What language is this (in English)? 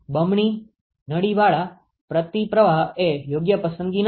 Gujarati